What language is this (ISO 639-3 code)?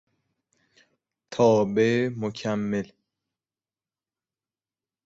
fas